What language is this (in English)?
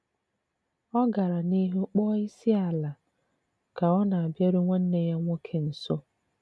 Igbo